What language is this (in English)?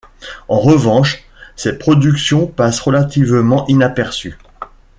French